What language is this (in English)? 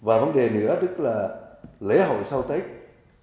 Vietnamese